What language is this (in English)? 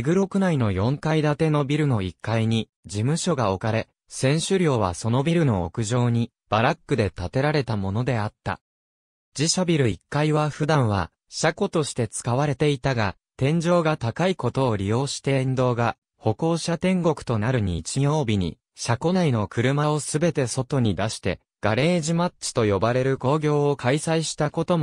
Japanese